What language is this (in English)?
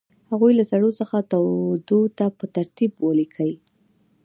Pashto